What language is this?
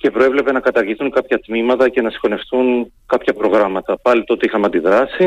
Greek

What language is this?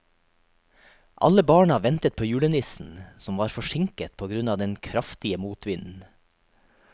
Norwegian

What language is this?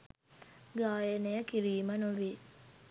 Sinhala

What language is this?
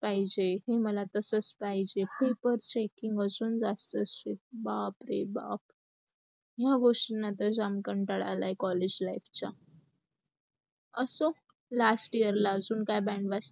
Marathi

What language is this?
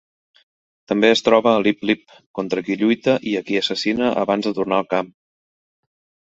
Catalan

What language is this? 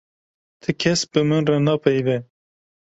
Kurdish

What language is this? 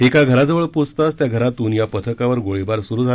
Marathi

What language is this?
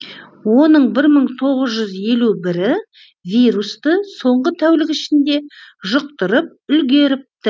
Kazakh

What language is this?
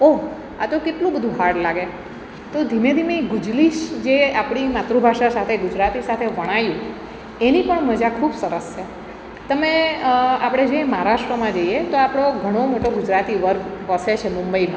Gujarati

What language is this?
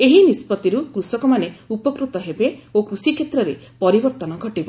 Odia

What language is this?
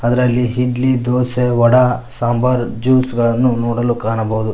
Kannada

